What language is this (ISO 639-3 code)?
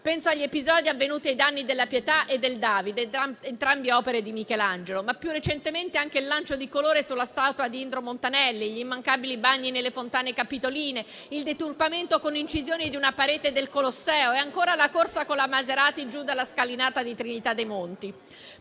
ita